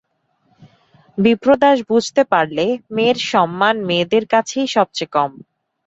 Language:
Bangla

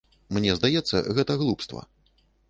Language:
Belarusian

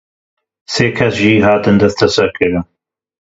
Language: Kurdish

